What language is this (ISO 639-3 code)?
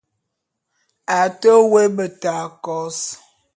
bum